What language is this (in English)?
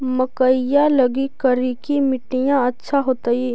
Magahi